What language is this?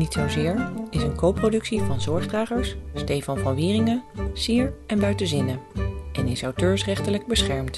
Dutch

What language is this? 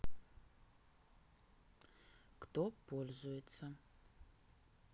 Russian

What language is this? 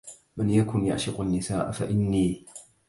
Arabic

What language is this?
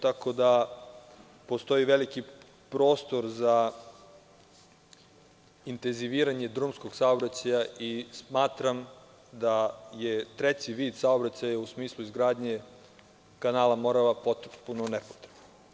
Serbian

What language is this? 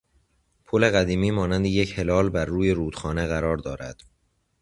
Persian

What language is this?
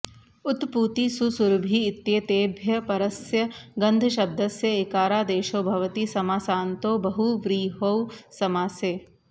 Sanskrit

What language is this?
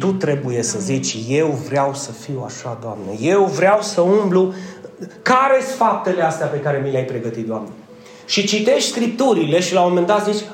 Romanian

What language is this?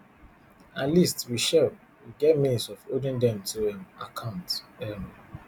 Nigerian Pidgin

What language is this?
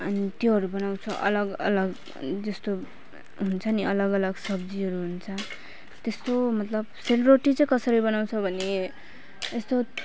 Nepali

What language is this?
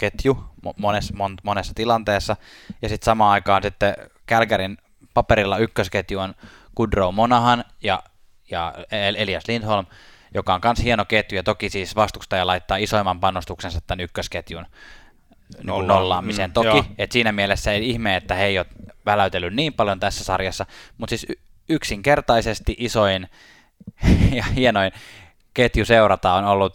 Finnish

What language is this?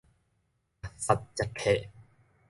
Min Nan Chinese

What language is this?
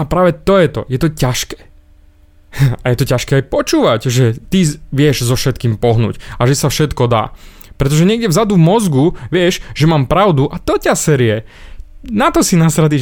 Slovak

